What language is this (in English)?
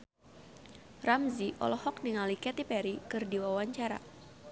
Sundanese